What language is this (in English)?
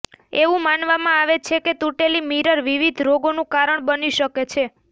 Gujarati